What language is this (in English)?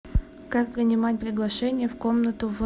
Russian